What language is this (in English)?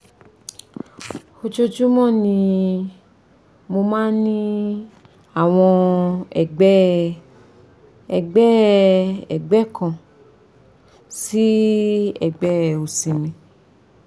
Yoruba